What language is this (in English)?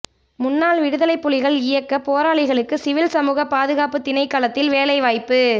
Tamil